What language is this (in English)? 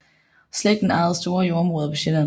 Danish